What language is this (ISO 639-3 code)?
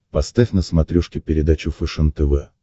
rus